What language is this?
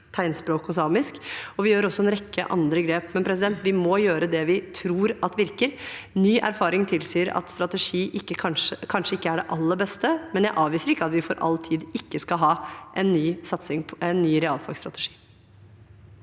Norwegian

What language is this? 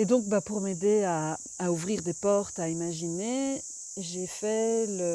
French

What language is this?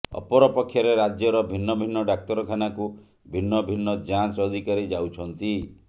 Odia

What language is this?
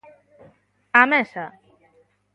Galician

